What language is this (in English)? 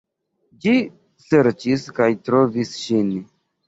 Esperanto